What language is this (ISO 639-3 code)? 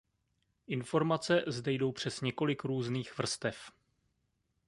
ces